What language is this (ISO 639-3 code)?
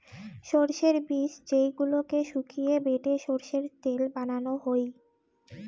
ben